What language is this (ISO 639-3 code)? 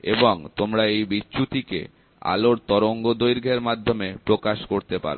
ben